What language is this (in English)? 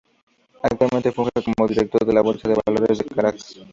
Spanish